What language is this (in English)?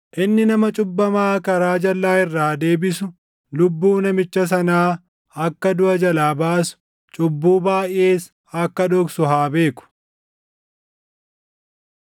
Oromo